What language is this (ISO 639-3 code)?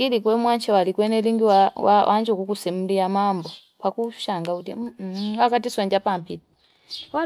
fip